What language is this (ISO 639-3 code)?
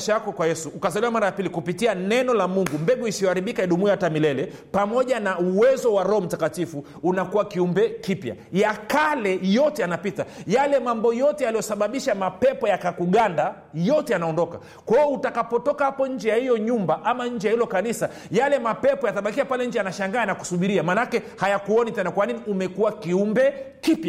swa